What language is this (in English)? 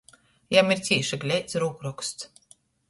Latgalian